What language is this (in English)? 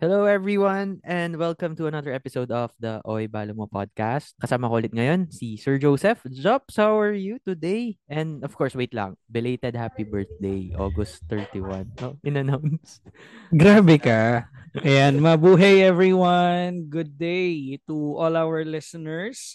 Filipino